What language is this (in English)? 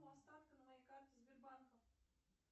Russian